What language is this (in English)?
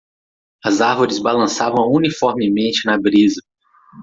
Portuguese